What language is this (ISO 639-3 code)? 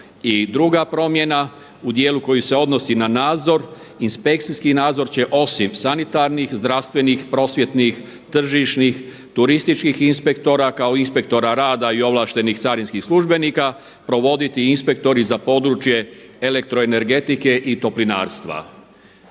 hrv